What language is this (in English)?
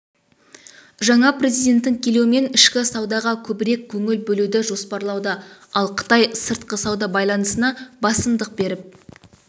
Kazakh